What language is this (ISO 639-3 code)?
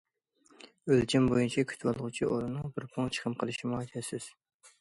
uig